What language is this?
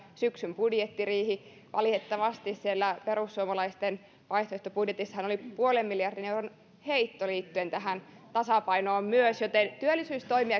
Finnish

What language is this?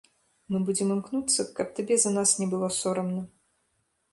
Belarusian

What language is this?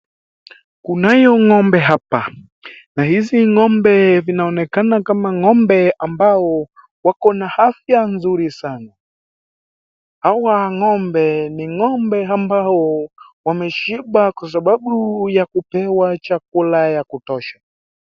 Swahili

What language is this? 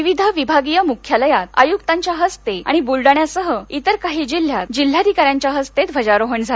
Marathi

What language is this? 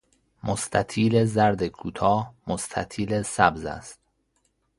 Persian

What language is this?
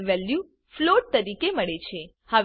Gujarati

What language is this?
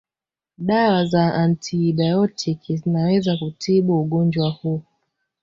Swahili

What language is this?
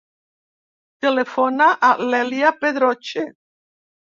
Catalan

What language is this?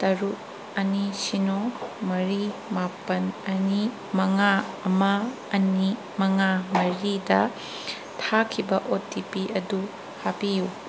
Manipuri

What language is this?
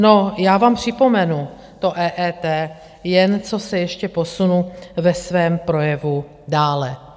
Czech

